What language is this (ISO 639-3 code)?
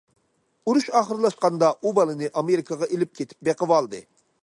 uig